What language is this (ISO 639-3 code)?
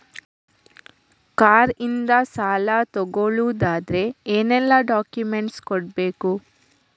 kan